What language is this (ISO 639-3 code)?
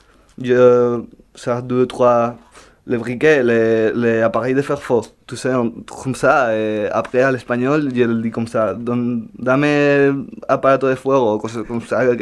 fra